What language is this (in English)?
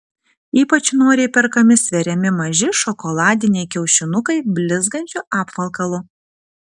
Lithuanian